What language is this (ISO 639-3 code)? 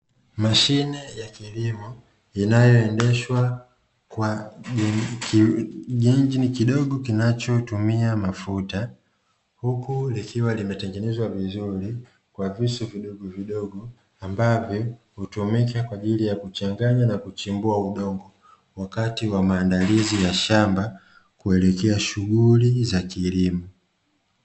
swa